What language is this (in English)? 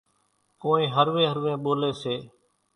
Kachi Koli